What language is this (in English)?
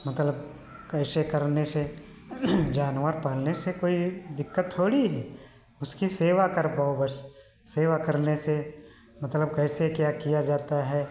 Hindi